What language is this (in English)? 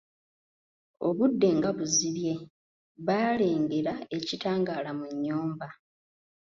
Ganda